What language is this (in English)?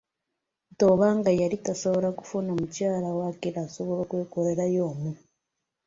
Ganda